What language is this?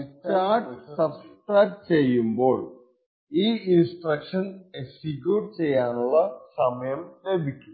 Malayalam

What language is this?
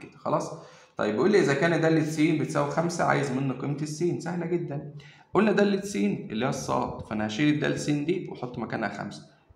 Arabic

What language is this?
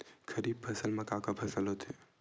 Chhattisgarhi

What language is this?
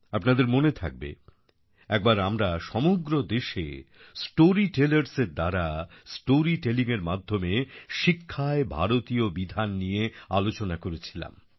Bangla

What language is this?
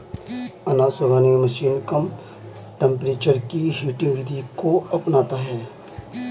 Hindi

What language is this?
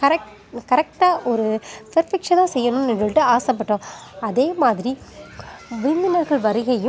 Tamil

